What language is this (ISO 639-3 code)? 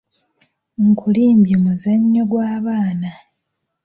lug